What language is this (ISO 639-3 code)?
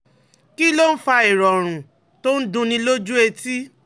yor